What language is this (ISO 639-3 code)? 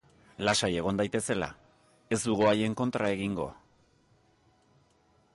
eus